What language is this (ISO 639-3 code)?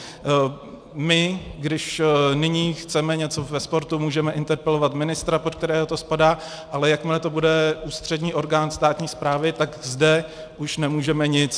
ces